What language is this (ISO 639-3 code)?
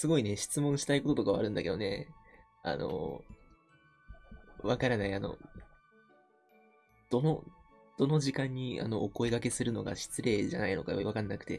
jpn